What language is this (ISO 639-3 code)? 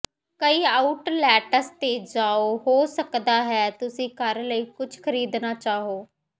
pan